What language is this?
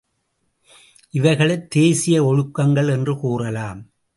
Tamil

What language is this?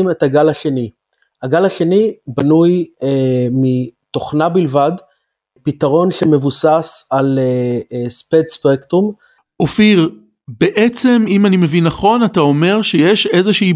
Hebrew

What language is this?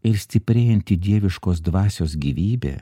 Lithuanian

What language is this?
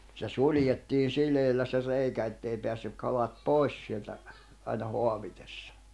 Finnish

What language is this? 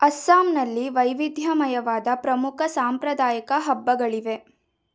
Kannada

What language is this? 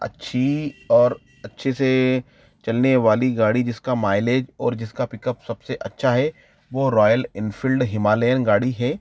Hindi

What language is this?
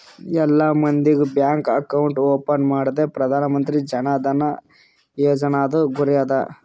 Kannada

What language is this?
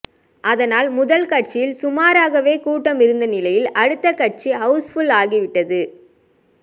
Tamil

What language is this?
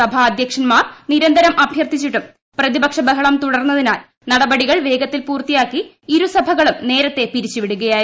Malayalam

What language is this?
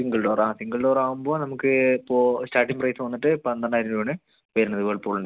Malayalam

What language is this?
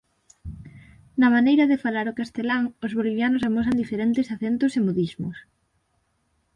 Galician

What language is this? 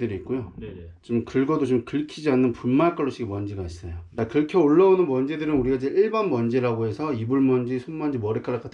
Korean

